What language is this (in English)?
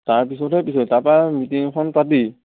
Assamese